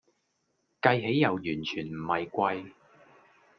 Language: Cantonese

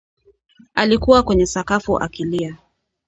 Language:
Swahili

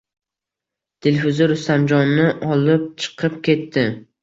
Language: Uzbek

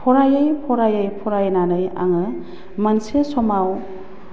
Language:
Bodo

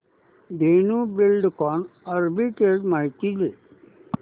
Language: Marathi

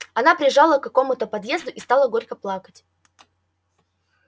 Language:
Russian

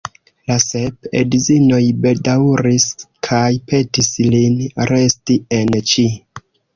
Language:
Esperanto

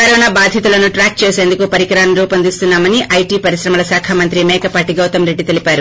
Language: Telugu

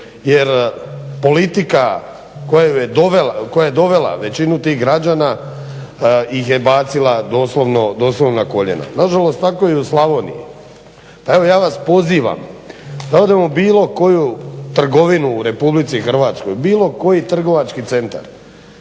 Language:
Croatian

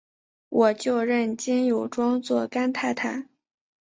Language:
Chinese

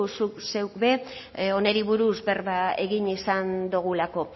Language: Basque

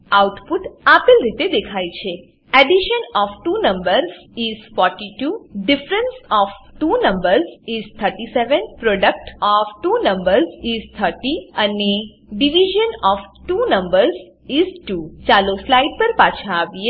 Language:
Gujarati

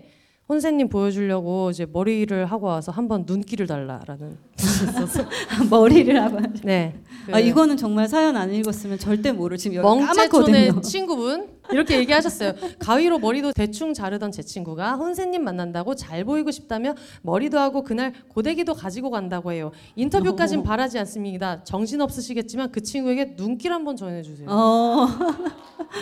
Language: Korean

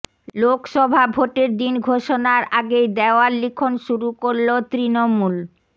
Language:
Bangla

